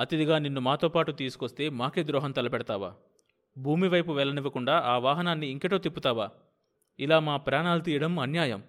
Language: Telugu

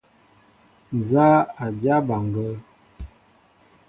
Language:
Mbo (Cameroon)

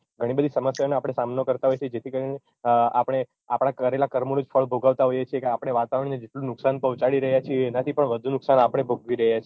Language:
Gujarati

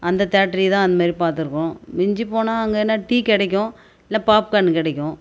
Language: Tamil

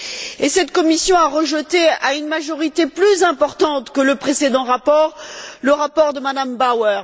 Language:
French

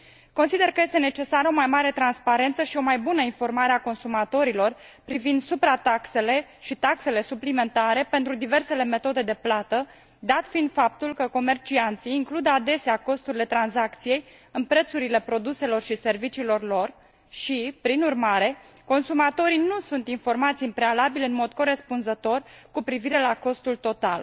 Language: Romanian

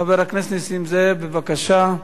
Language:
Hebrew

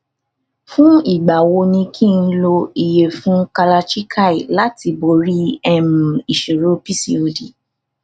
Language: Yoruba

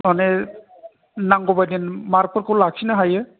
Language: Bodo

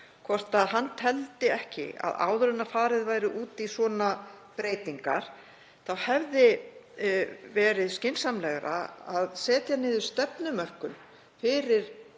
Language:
Icelandic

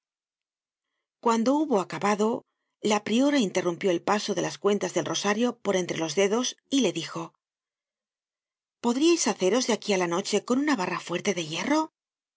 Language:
Spanish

